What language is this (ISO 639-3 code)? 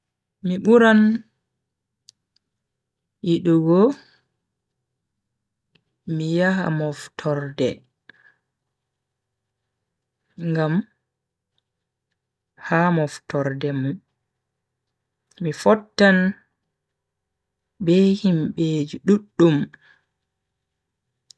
fui